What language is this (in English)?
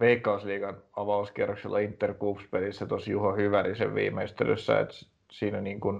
Finnish